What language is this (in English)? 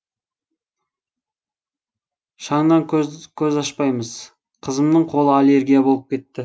Kazakh